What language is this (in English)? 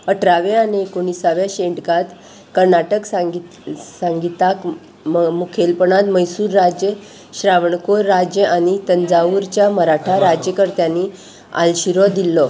Konkani